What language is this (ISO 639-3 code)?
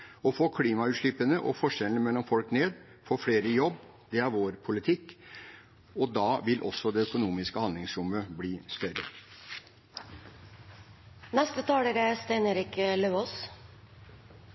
nob